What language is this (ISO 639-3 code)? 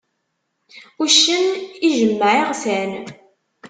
kab